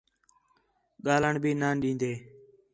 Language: Khetrani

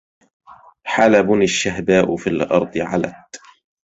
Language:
Arabic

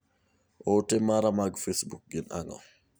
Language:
Luo (Kenya and Tanzania)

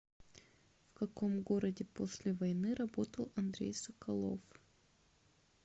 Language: Russian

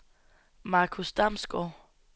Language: Danish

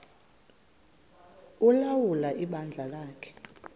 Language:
Xhosa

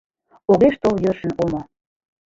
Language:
Mari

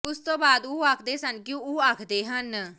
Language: Punjabi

